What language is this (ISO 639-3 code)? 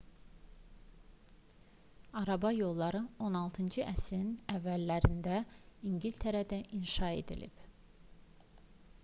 aze